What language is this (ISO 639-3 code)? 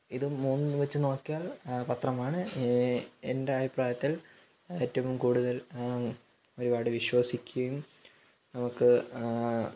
mal